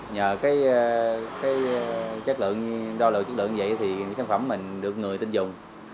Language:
Vietnamese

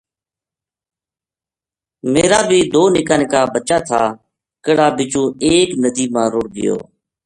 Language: Gujari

